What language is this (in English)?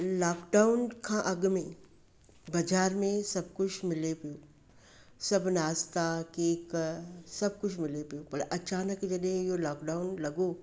Sindhi